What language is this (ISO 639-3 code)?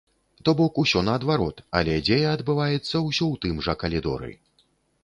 bel